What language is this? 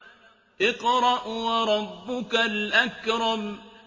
Arabic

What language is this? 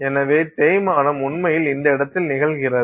Tamil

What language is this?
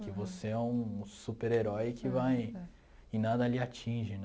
Portuguese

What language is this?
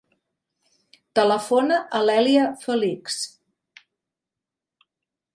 Catalan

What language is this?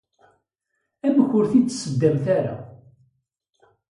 Kabyle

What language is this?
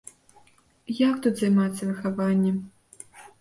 Belarusian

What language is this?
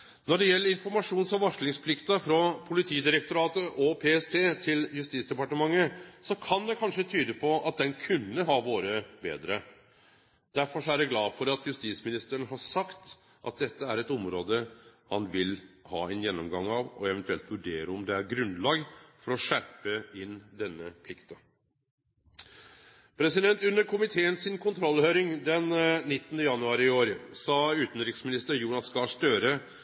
Norwegian Nynorsk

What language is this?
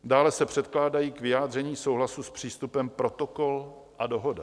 Czech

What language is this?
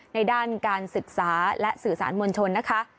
Thai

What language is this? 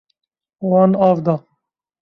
Kurdish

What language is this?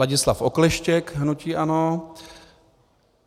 Czech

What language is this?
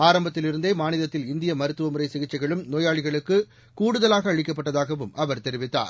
Tamil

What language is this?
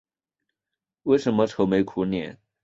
Chinese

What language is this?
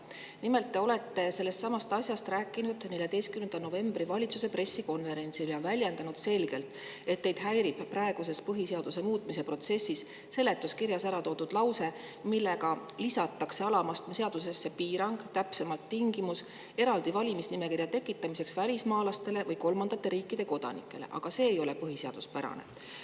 Estonian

